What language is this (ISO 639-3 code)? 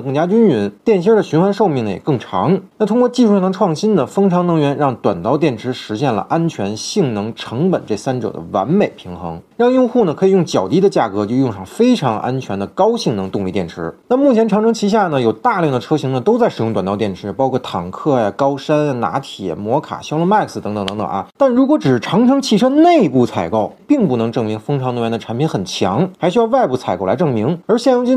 zho